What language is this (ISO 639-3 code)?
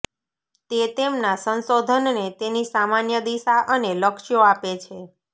guj